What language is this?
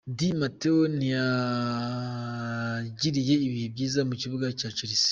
Kinyarwanda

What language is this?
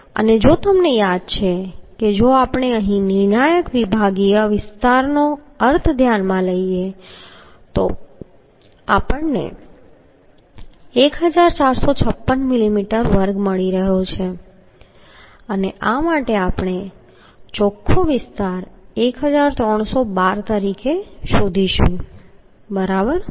Gujarati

